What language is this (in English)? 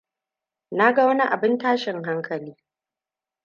Hausa